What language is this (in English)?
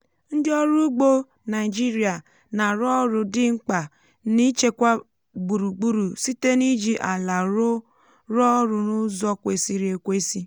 Igbo